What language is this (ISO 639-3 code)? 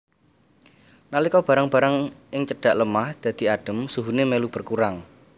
jav